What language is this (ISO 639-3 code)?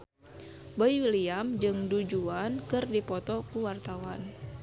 sun